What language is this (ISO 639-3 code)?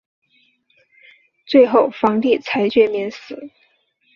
zho